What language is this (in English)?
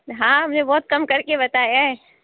Urdu